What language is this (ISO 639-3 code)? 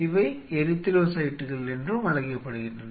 tam